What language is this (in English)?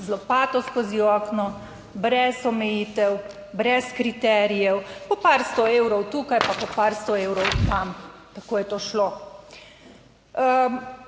Slovenian